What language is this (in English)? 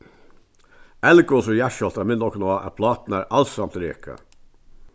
Faroese